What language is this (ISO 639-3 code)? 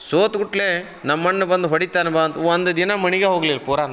kan